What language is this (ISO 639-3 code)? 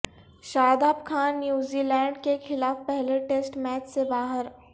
urd